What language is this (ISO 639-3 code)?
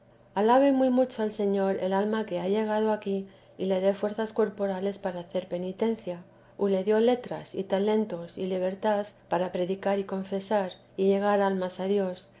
spa